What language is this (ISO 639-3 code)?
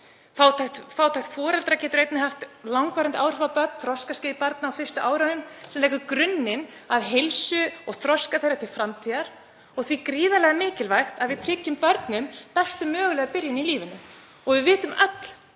isl